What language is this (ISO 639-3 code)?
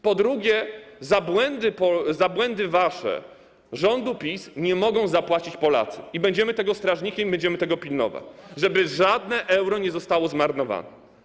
pol